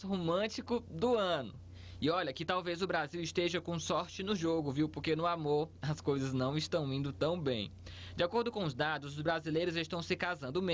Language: Portuguese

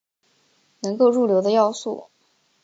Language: Chinese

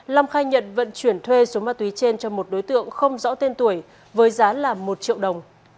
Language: Vietnamese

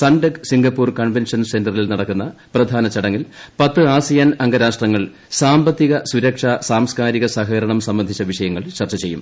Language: Malayalam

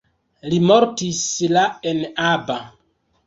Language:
Esperanto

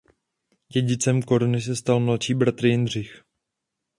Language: Czech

